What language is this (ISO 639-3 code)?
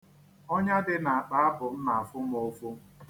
ibo